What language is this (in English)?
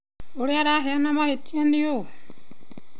Kikuyu